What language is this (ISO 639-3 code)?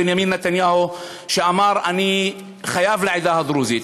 heb